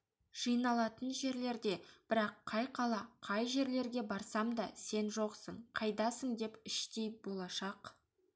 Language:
Kazakh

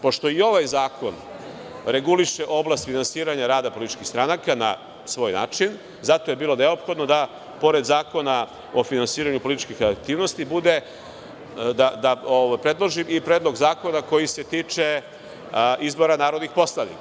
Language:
Serbian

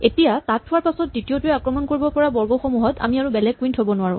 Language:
Assamese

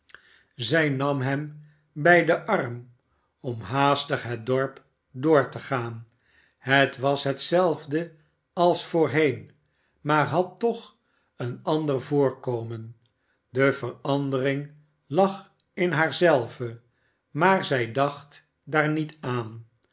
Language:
Dutch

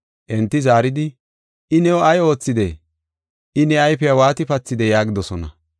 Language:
Gofa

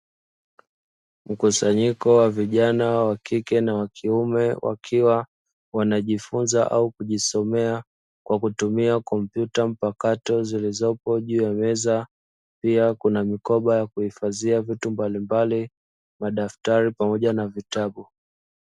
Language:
Swahili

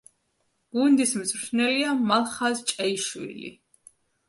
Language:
Georgian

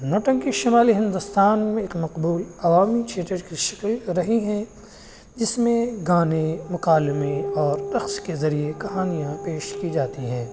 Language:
Urdu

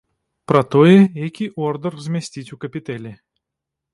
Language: Belarusian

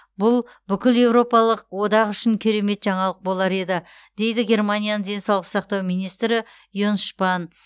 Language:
Kazakh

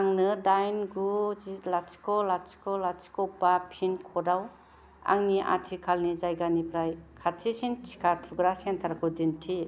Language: Bodo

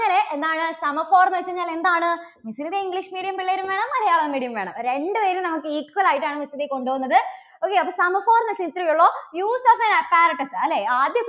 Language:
Malayalam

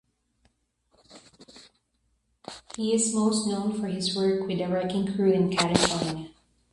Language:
English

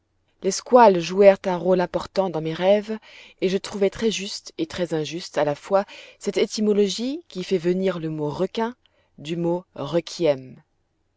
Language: French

